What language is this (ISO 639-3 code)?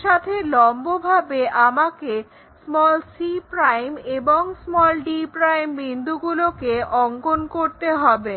ben